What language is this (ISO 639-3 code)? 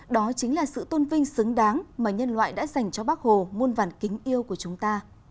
vie